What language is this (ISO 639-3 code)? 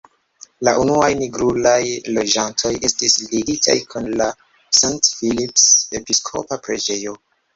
epo